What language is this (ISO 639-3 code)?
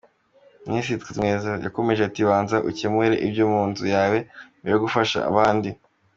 kin